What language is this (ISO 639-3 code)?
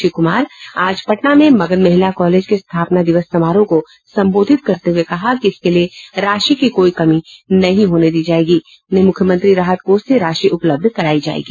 hin